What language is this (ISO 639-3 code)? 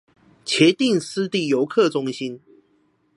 zho